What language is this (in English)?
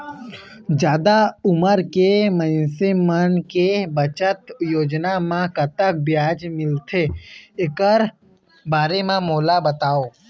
Chhattisgarhi